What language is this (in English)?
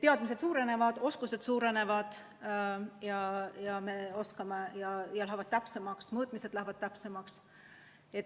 Estonian